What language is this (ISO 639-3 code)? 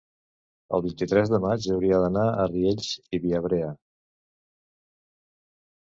cat